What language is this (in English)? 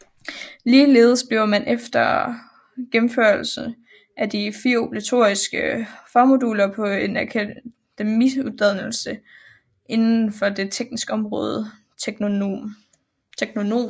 Danish